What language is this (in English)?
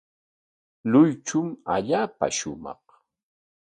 Corongo Ancash Quechua